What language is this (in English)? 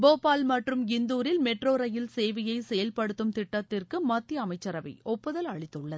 Tamil